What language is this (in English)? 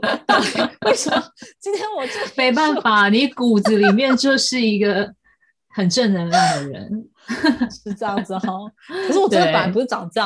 Chinese